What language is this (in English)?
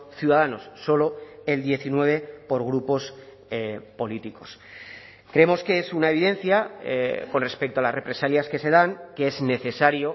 Spanish